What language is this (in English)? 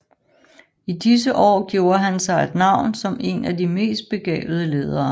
Danish